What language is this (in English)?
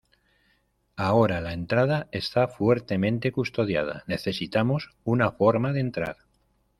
Spanish